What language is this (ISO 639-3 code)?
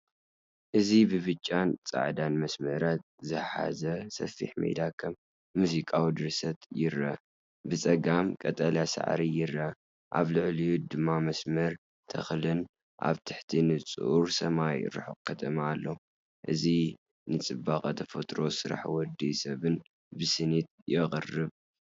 tir